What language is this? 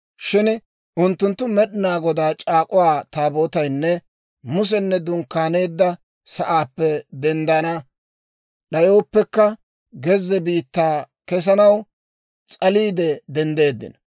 Dawro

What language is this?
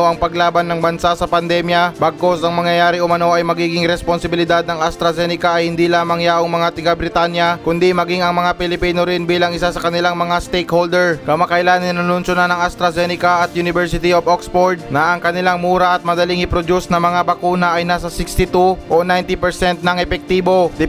Filipino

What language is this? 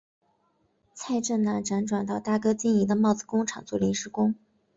Chinese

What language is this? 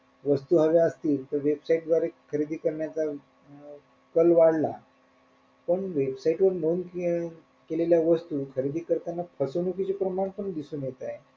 Marathi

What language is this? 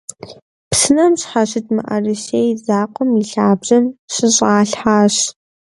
Kabardian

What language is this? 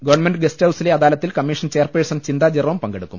Malayalam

